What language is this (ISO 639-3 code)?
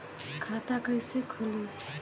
bho